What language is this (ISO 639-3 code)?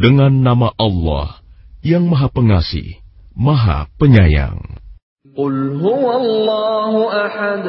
ind